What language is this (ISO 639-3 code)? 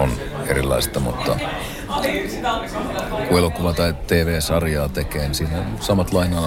fin